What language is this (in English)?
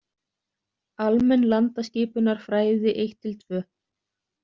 Icelandic